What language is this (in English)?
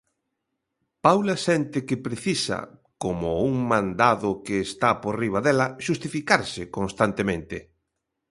Galician